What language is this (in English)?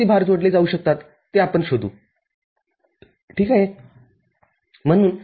Marathi